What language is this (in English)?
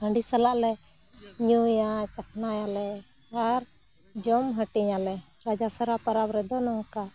Santali